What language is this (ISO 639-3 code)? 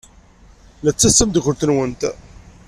kab